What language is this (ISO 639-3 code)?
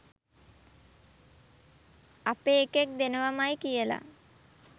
sin